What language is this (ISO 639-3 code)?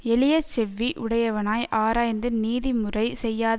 tam